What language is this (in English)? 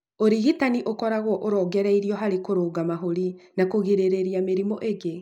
Kikuyu